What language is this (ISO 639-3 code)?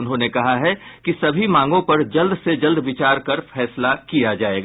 hin